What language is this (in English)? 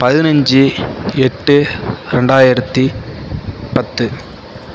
Tamil